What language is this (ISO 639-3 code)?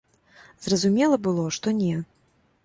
bel